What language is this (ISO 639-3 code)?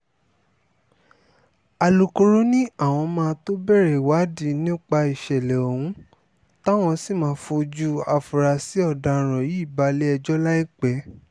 yor